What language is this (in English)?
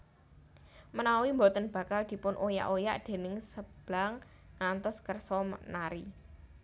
Javanese